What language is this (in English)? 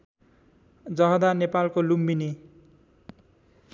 Nepali